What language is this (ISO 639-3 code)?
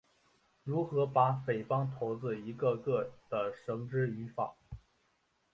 zho